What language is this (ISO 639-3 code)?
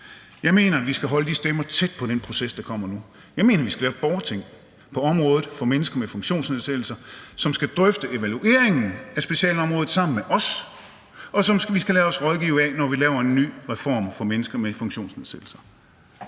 dan